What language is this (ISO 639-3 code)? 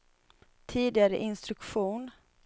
swe